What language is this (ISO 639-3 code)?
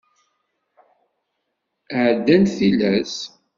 kab